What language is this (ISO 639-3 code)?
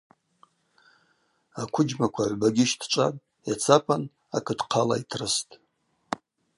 abq